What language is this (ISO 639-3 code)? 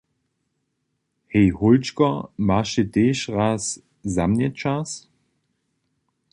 hsb